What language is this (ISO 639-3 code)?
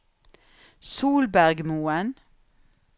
nor